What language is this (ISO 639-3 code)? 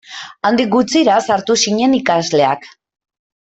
eus